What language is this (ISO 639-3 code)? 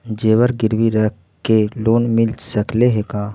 mag